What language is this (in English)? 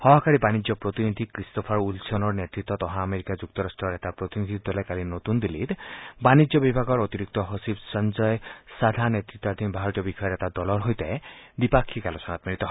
Assamese